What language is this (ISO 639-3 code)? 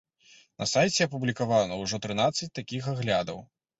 bel